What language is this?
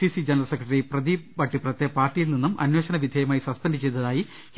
Malayalam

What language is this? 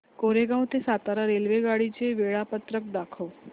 Marathi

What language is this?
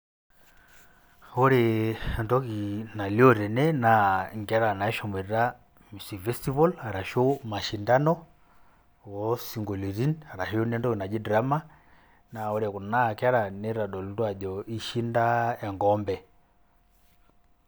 Masai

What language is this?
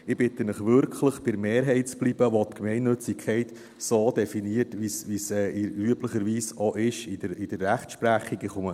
Swiss German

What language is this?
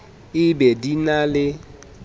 Southern Sotho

